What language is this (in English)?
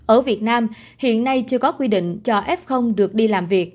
Vietnamese